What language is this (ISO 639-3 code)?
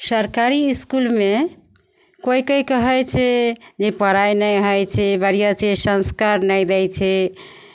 mai